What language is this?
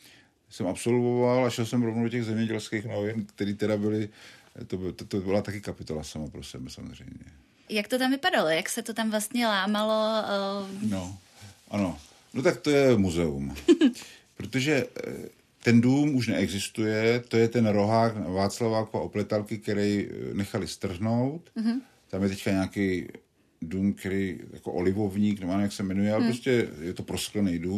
Czech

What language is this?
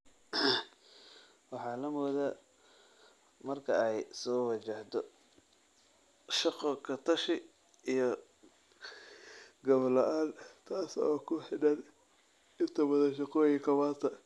Somali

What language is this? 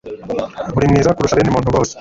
Kinyarwanda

